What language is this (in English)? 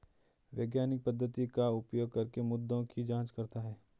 Hindi